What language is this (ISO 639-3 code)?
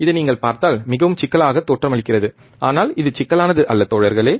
tam